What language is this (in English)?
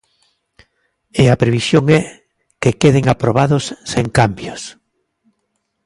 Galician